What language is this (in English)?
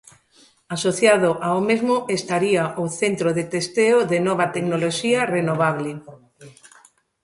Galician